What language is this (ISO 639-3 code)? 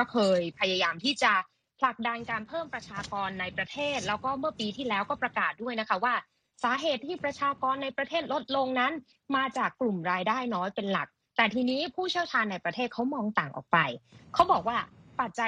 tha